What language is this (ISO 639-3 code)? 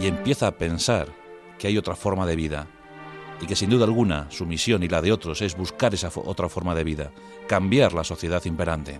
spa